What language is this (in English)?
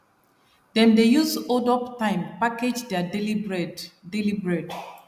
Nigerian Pidgin